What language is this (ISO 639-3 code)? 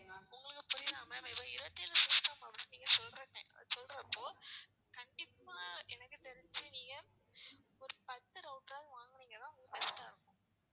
tam